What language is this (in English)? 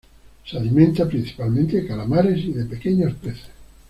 Spanish